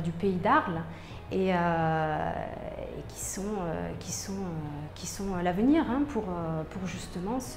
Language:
French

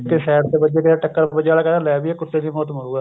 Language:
Punjabi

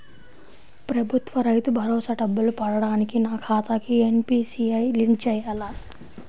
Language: Telugu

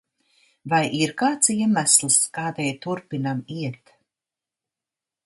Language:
Latvian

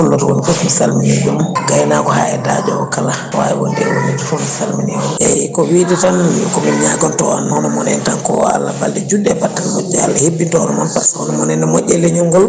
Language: Fula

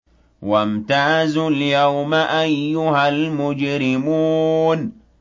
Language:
Arabic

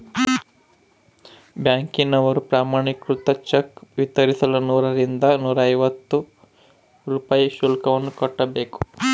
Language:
Kannada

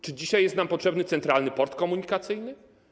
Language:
Polish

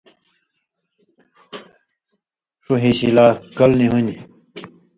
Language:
Indus Kohistani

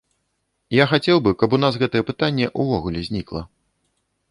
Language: Belarusian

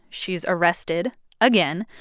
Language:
English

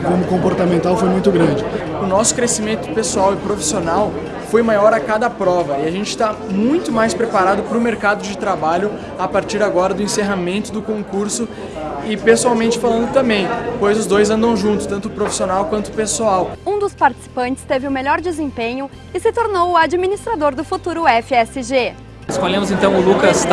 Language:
Portuguese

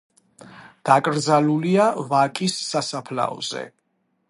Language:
Georgian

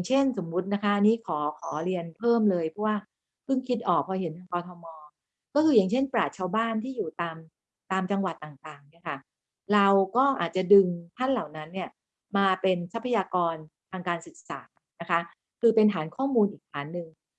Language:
Thai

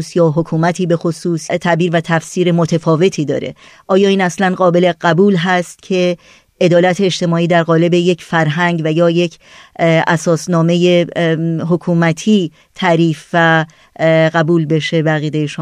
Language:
Persian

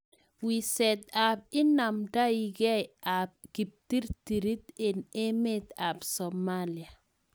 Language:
Kalenjin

